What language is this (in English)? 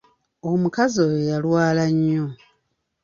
Ganda